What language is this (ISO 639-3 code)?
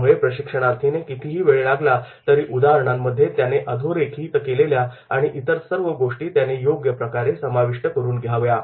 mar